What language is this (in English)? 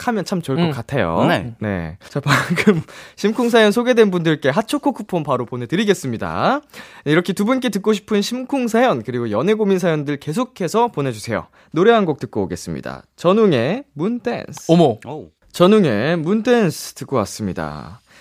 Korean